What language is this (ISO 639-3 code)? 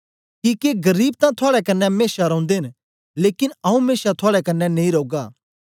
doi